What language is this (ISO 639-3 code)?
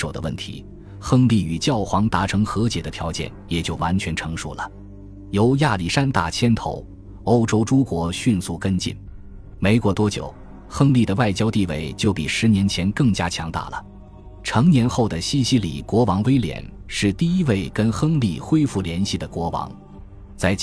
zho